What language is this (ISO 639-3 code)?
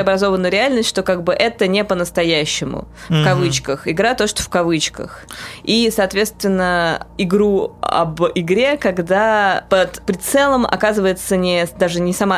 rus